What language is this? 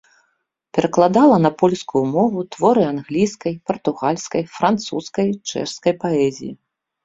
Belarusian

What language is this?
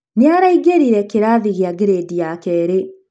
Kikuyu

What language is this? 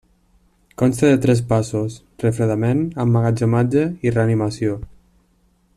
Catalan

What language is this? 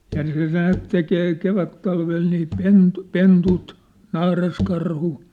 Finnish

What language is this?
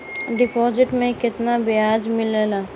Bhojpuri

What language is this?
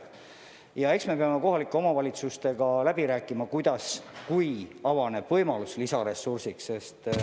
Estonian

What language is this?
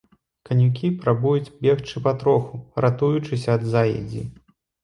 Belarusian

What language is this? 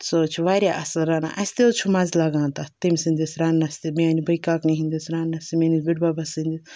Kashmiri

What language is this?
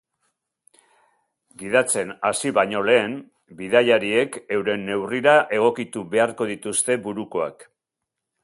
Basque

